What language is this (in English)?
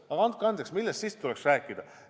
Estonian